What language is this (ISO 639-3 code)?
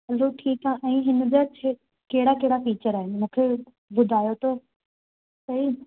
snd